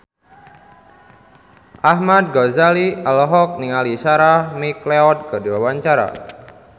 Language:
Sundanese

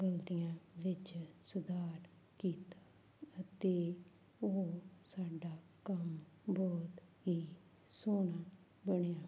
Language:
Punjabi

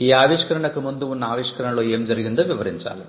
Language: Telugu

